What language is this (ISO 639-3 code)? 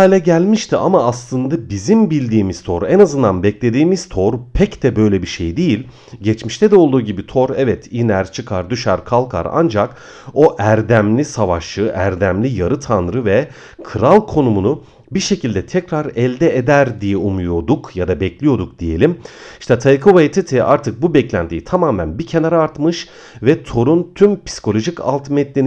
tur